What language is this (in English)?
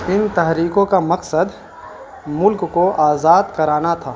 Urdu